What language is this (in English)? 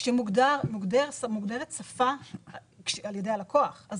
Hebrew